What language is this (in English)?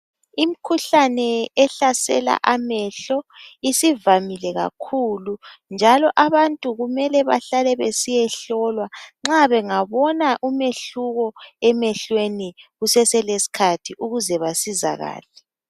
North Ndebele